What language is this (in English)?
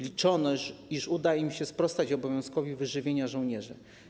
Polish